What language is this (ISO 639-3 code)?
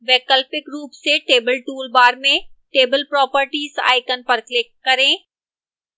hin